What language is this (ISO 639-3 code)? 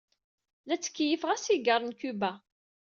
kab